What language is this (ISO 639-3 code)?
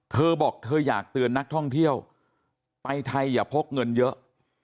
tha